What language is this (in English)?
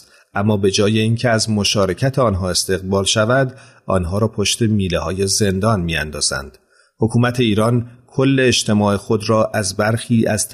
Persian